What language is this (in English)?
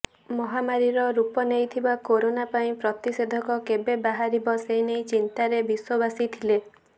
Odia